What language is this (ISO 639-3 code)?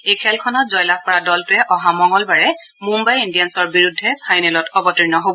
asm